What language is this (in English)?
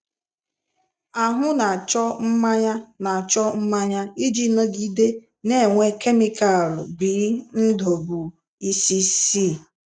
Igbo